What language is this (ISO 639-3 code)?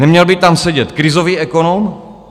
ces